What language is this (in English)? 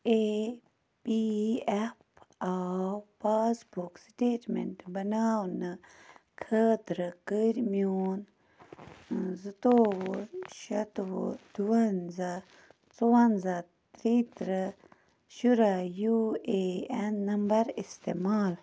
Kashmiri